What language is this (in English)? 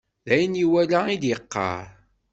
Kabyle